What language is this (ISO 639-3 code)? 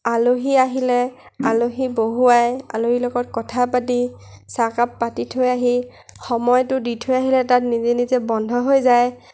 asm